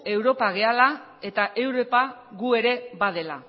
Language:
Basque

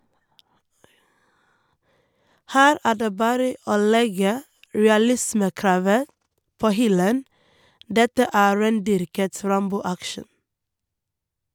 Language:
Norwegian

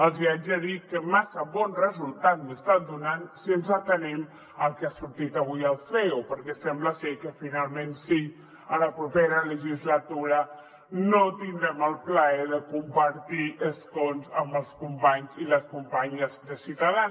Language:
Catalan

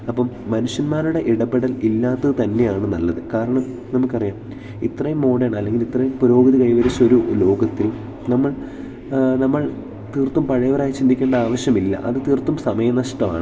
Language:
Malayalam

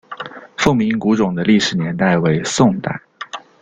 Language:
Chinese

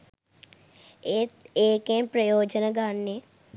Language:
Sinhala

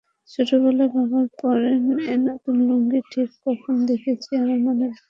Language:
Bangla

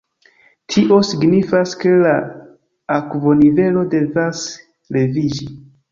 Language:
Esperanto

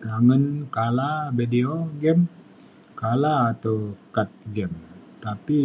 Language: Mainstream Kenyah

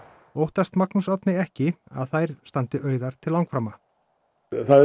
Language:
Icelandic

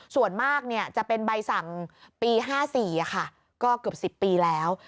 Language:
Thai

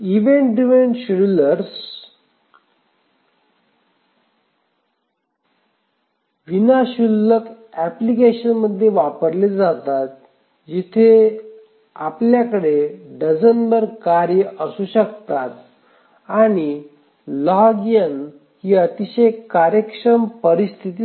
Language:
Marathi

